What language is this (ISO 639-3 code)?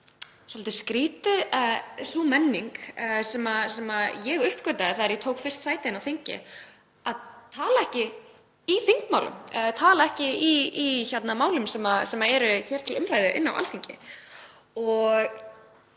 isl